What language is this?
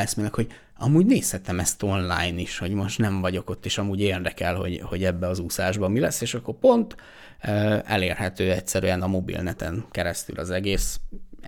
Hungarian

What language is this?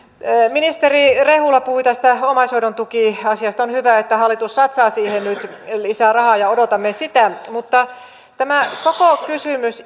Finnish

